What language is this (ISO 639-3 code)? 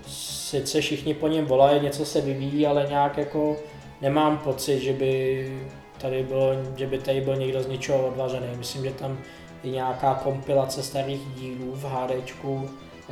ces